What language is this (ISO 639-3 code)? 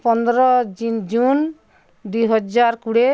ori